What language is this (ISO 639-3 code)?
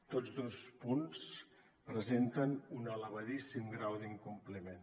cat